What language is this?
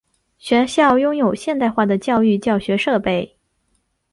Chinese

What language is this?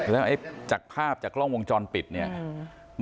Thai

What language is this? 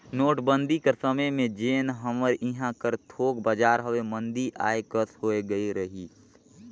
Chhattisgarhi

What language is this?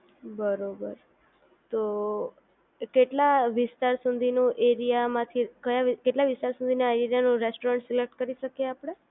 Gujarati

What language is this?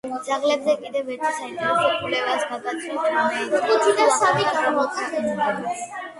Georgian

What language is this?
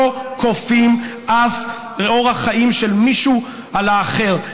Hebrew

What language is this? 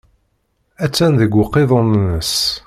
Kabyle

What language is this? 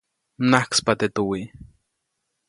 Copainalá Zoque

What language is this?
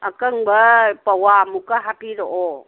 Manipuri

